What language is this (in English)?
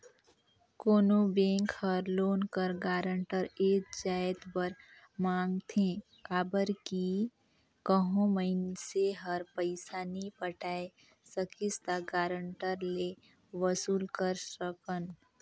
Chhattisgarhi